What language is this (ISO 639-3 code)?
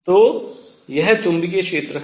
hin